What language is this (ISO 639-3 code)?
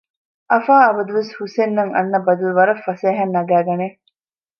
div